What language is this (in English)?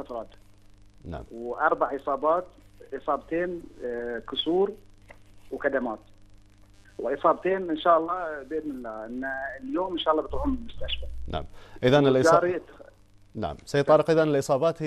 Arabic